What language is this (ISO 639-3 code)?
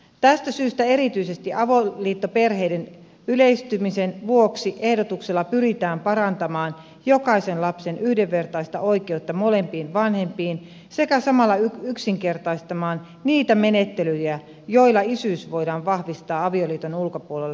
fin